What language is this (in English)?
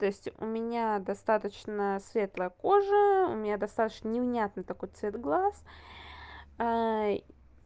Russian